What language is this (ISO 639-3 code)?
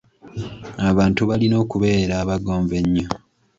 lug